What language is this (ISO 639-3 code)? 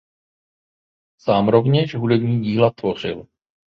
ces